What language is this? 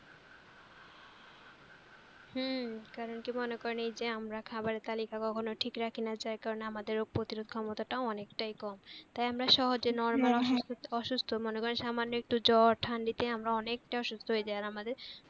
Bangla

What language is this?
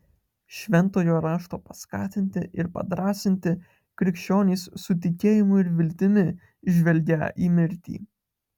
Lithuanian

